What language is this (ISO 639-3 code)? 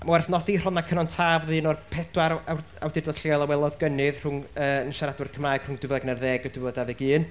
cym